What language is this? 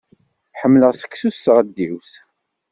Kabyle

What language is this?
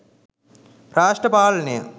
Sinhala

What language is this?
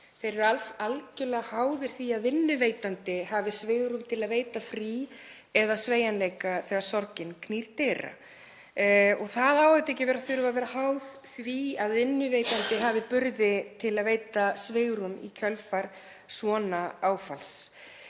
Icelandic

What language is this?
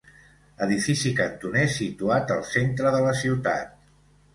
Catalan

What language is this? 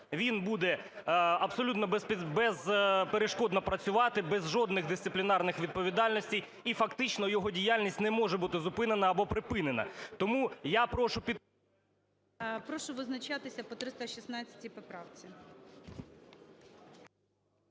Ukrainian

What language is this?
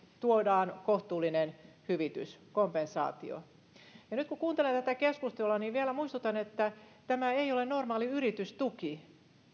Finnish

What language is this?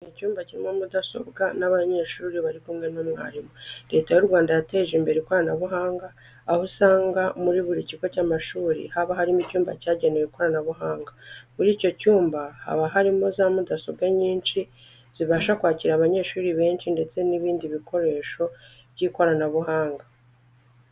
Kinyarwanda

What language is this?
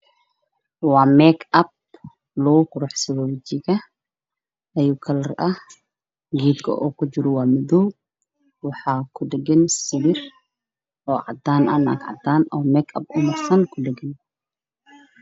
Somali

